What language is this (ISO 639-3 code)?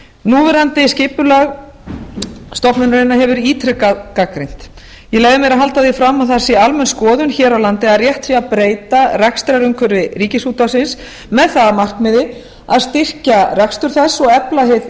isl